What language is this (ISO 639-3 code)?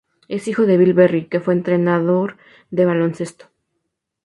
spa